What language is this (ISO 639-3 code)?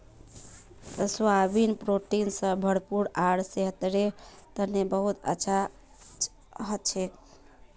mag